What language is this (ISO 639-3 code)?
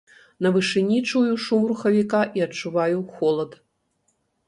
bel